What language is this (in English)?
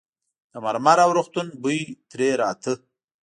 Pashto